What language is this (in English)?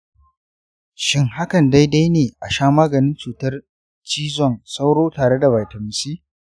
Hausa